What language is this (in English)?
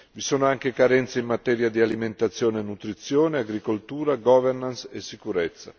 Italian